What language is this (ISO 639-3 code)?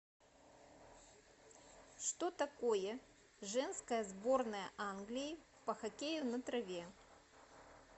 rus